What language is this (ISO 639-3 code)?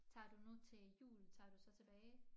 dan